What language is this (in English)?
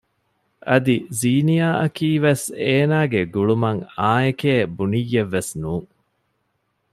Divehi